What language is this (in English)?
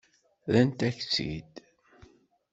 Kabyle